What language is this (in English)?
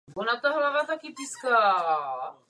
Czech